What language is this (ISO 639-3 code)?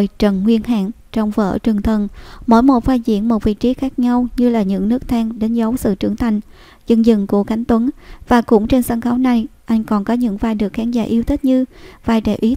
vie